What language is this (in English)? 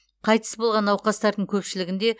Kazakh